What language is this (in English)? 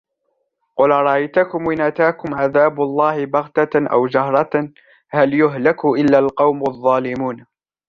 Arabic